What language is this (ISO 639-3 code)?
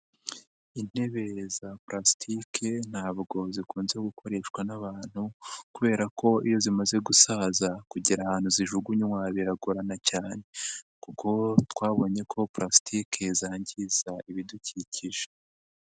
kin